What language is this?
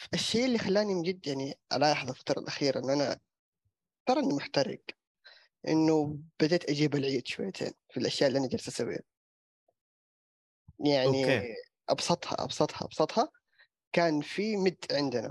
Arabic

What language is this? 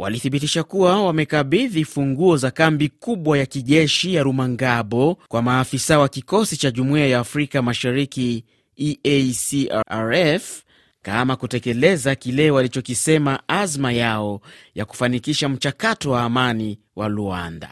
Swahili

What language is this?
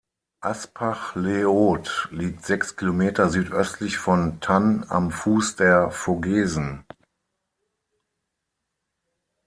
German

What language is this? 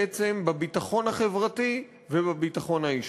Hebrew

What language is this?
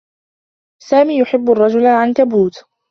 Arabic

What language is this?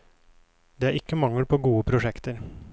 Norwegian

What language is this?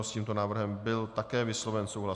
Czech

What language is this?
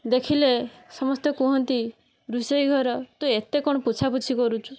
Odia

